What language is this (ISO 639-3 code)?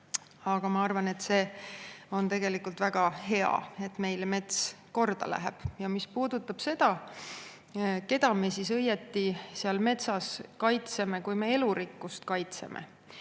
est